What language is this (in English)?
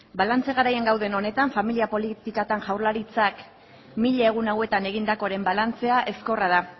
Basque